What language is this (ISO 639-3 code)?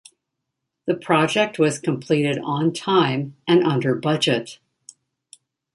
eng